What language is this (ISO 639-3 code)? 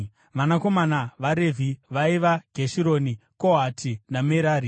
sna